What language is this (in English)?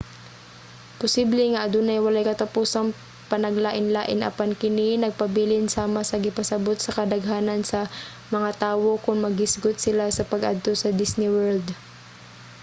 Cebuano